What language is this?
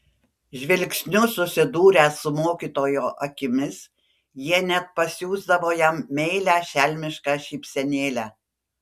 Lithuanian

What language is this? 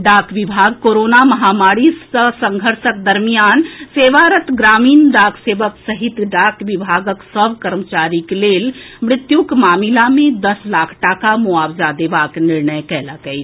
Maithili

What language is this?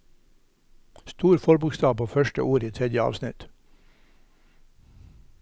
Norwegian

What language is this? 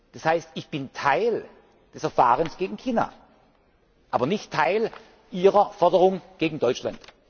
German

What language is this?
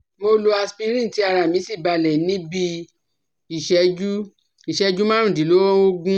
Yoruba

